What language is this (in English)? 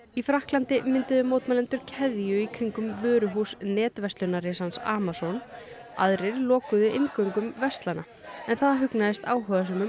Icelandic